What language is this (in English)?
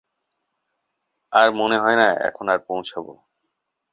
Bangla